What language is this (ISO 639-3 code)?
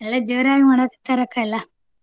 kan